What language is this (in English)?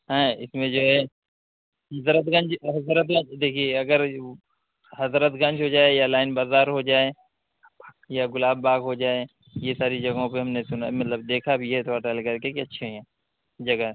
Urdu